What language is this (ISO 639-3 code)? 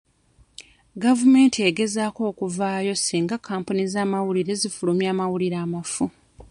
lug